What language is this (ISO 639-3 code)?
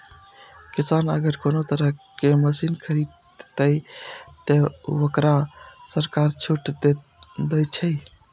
mai